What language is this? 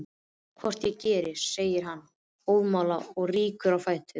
Icelandic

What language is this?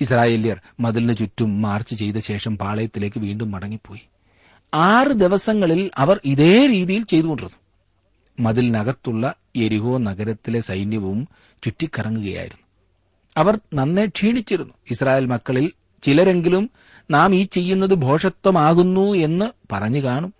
Malayalam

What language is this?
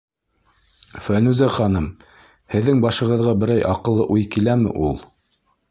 Bashkir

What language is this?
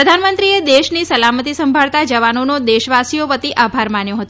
Gujarati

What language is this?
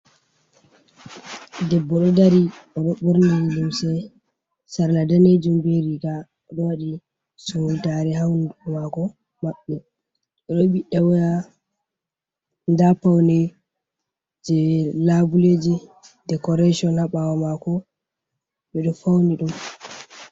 Fula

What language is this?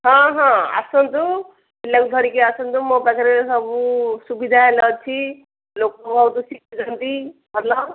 Odia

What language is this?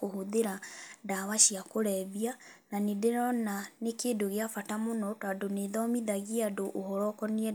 Kikuyu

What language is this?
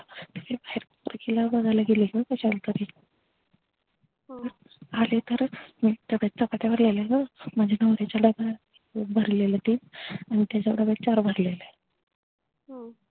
Marathi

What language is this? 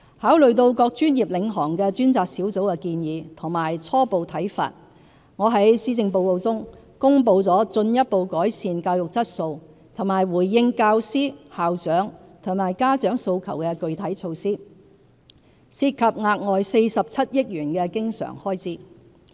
Cantonese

